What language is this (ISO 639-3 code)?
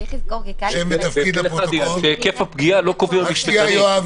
heb